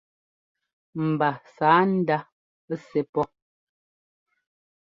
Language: Ngomba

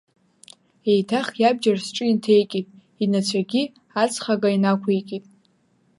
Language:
Abkhazian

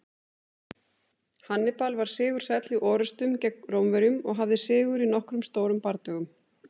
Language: Icelandic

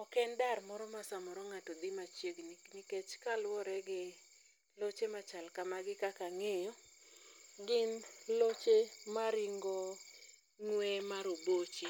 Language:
Luo (Kenya and Tanzania)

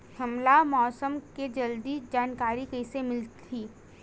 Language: Chhattisgarhi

